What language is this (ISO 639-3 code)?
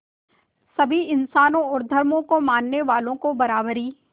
hin